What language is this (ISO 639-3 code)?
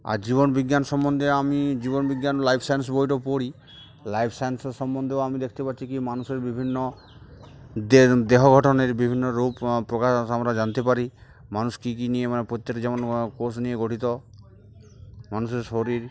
ben